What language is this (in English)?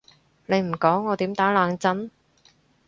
Cantonese